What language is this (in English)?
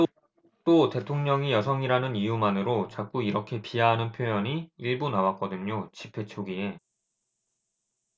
Korean